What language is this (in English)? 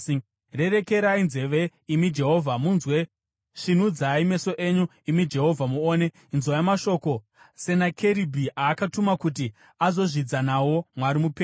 Shona